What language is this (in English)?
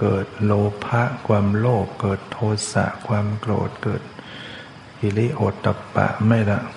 Thai